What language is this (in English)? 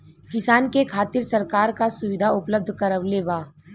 Bhojpuri